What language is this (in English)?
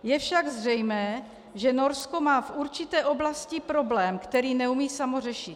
Czech